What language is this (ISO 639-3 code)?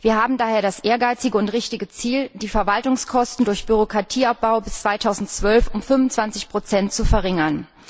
deu